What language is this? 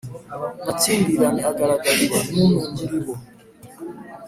Kinyarwanda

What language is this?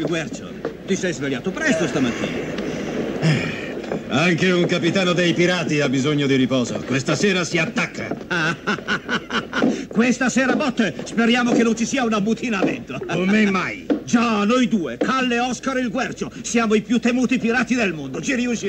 Italian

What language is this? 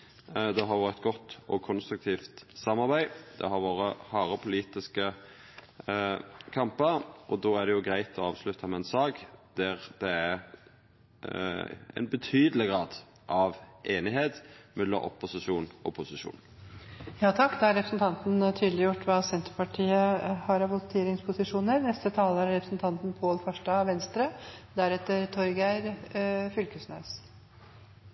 Norwegian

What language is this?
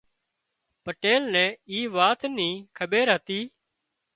Wadiyara Koli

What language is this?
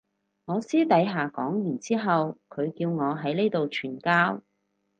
Cantonese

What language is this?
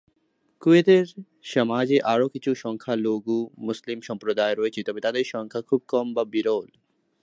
Bangla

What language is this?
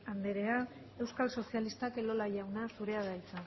Basque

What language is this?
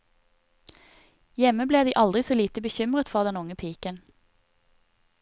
Norwegian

